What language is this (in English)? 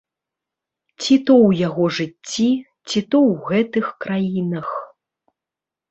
Belarusian